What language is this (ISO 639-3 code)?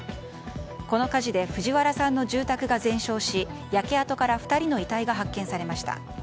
jpn